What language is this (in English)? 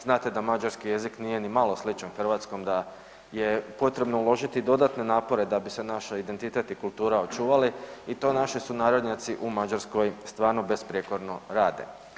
Croatian